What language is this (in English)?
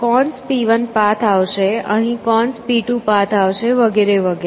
Gujarati